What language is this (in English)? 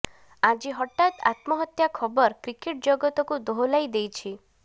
Odia